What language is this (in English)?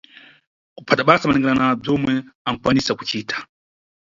Nyungwe